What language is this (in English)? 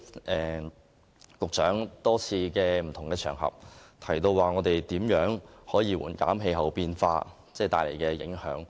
Cantonese